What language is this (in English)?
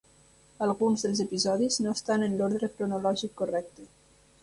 Catalan